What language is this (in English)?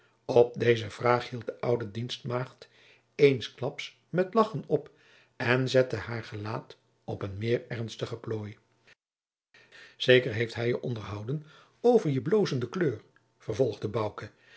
Dutch